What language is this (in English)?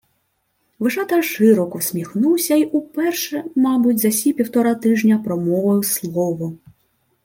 Ukrainian